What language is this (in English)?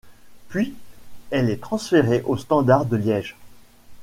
French